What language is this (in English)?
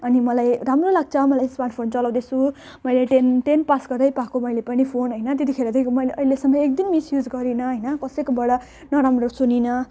Nepali